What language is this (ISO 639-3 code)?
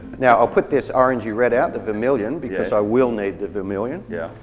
eng